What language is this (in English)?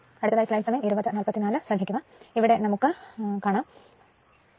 Malayalam